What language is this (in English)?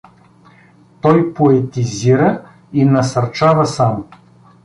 Bulgarian